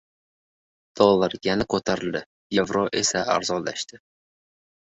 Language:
Uzbek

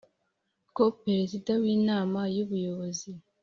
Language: Kinyarwanda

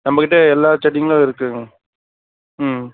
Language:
Tamil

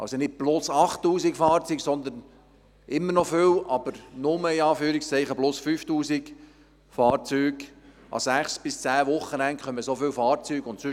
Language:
Swiss German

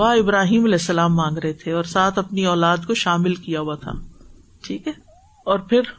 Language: Urdu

